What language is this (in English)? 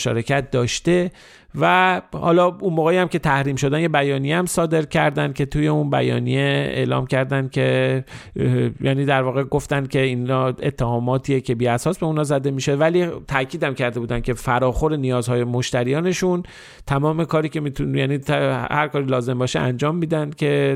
Persian